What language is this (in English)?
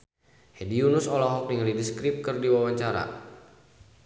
Sundanese